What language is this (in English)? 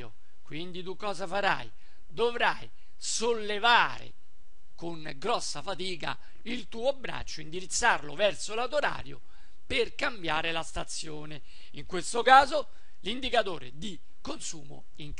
Italian